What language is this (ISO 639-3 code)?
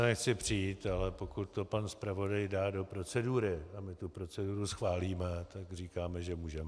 ces